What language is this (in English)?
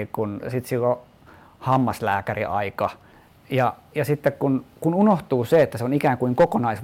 Finnish